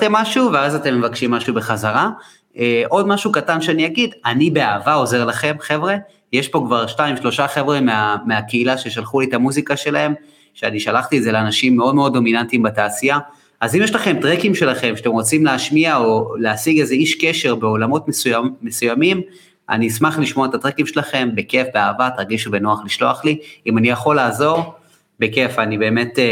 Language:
Hebrew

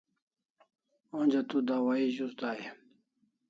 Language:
Kalasha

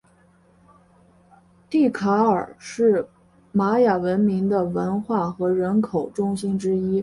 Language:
Chinese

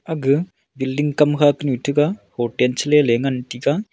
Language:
Wancho Naga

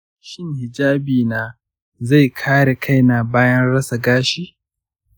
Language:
Hausa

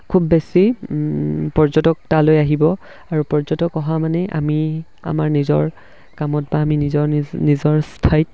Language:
Assamese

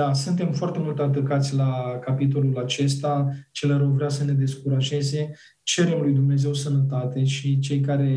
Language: Romanian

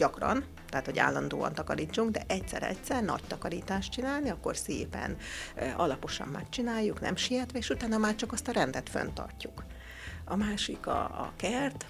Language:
Hungarian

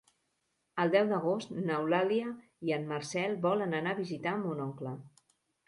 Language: Catalan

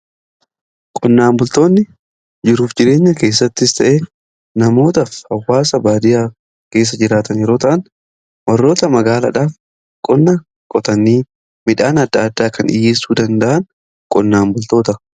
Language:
Oromo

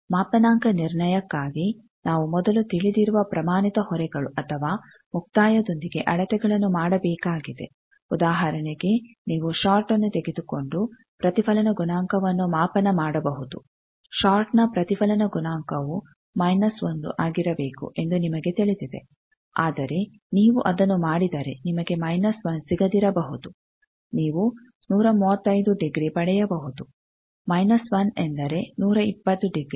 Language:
Kannada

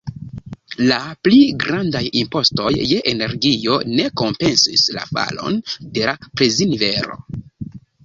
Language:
Esperanto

